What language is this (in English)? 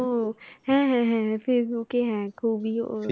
Bangla